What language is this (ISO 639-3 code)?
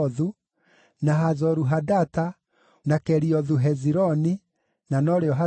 kik